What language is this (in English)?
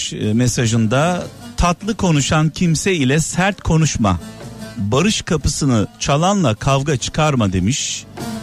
Turkish